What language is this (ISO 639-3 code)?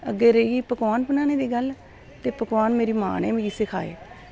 doi